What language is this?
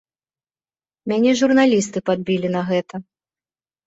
Belarusian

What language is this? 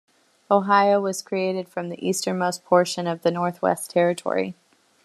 English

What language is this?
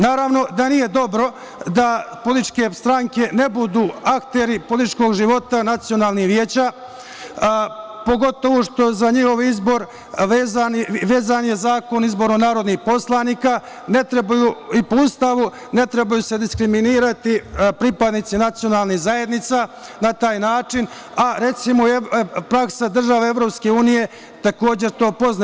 Serbian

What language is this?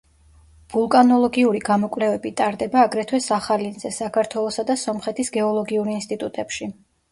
Georgian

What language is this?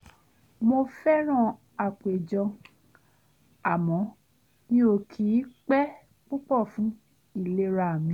Yoruba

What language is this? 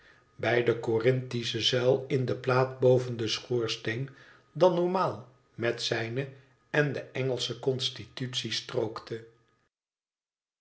Dutch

